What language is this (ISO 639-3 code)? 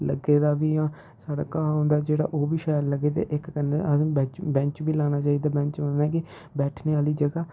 doi